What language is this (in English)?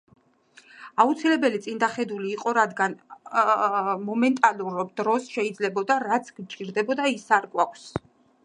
Georgian